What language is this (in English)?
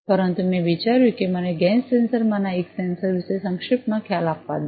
Gujarati